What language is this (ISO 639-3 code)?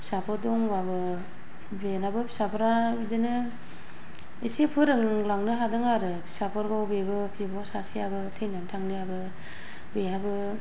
brx